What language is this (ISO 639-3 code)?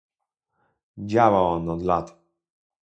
pol